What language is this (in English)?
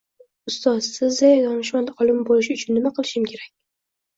Uzbek